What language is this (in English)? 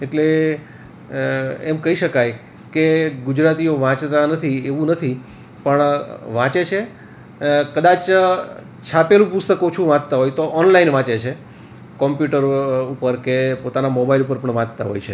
Gujarati